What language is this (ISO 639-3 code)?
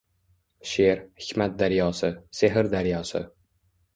uzb